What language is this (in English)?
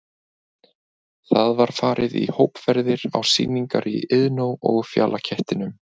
Icelandic